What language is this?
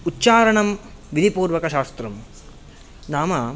Sanskrit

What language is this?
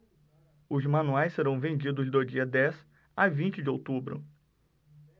Portuguese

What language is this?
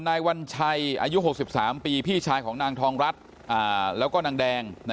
Thai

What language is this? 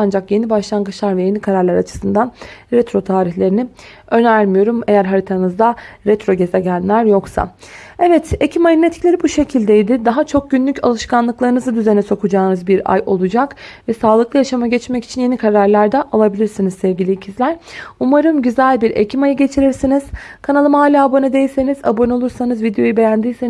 Turkish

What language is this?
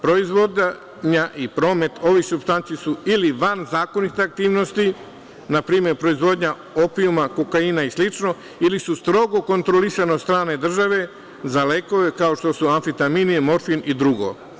Serbian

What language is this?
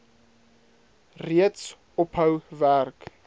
Afrikaans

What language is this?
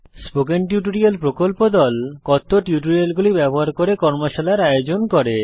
Bangla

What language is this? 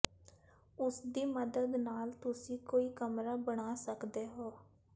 Punjabi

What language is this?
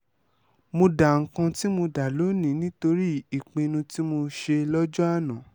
Yoruba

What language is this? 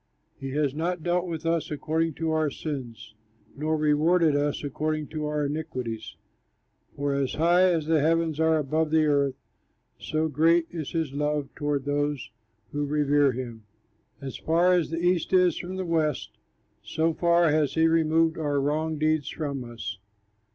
English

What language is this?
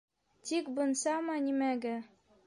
Bashkir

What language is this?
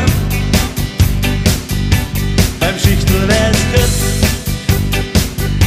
Dutch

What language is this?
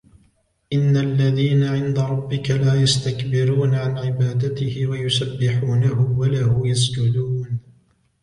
Arabic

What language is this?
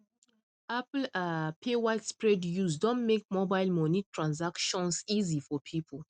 Nigerian Pidgin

